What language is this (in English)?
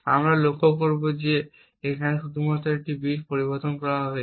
Bangla